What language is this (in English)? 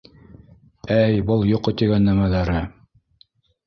Bashkir